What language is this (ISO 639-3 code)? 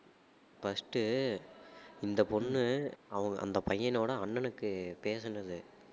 tam